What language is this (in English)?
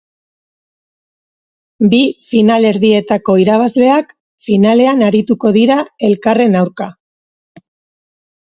Basque